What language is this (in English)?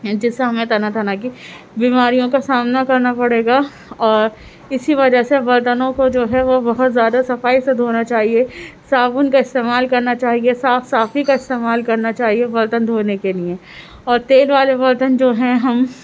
Urdu